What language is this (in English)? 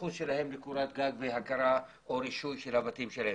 Hebrew